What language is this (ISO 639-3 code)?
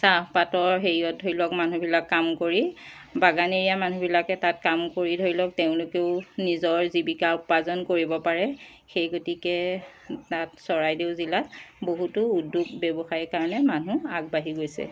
asm